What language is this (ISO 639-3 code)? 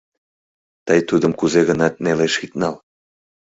chm